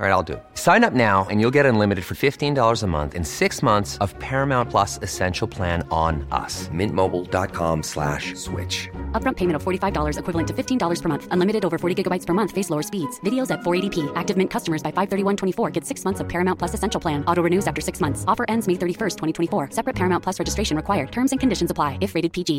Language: Swedish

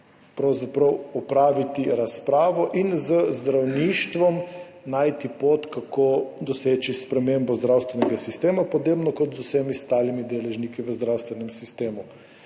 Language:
Slovenian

